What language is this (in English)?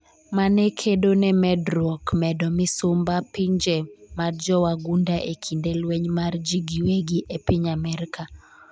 Luo (Kenya and Tanzania)